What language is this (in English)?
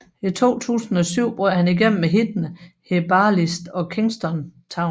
Danish